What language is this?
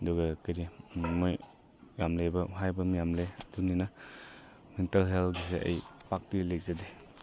Manipuri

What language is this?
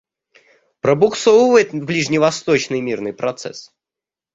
Russian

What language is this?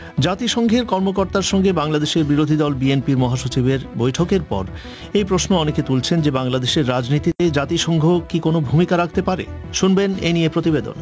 Bangla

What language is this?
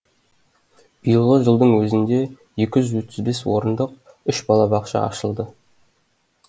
Kazakh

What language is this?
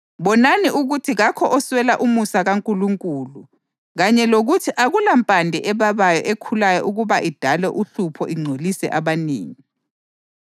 North Ndebele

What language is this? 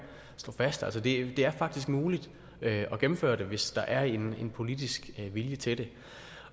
Danish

